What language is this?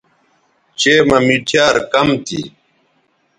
Bateri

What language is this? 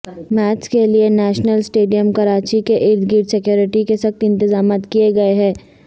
Urdu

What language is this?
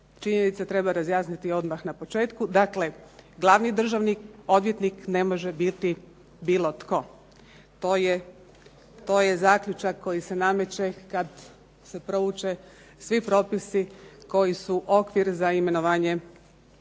Croatian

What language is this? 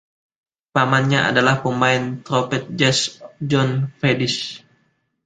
Indonesian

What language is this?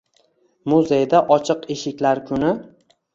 Uzbek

